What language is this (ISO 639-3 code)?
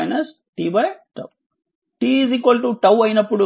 tel